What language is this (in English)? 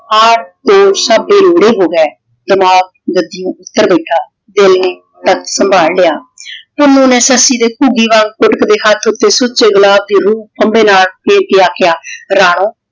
Punjabi